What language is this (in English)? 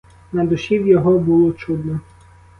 Ukrainian